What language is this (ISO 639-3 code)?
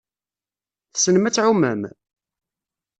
kab